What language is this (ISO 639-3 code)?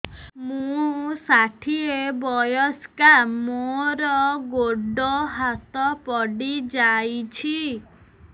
ori